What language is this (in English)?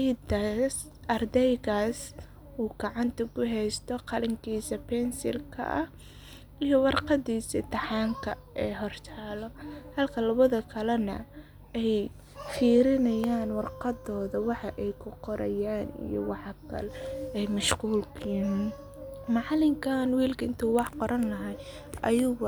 Somali